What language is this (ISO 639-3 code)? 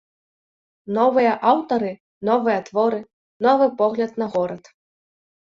bel